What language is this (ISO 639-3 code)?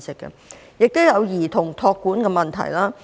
yue